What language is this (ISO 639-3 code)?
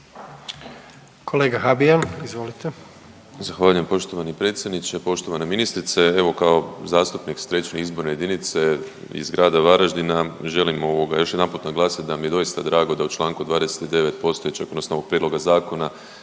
hrv